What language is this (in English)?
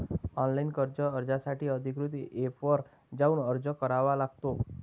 Marathi